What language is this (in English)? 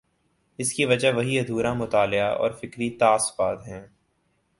Urdu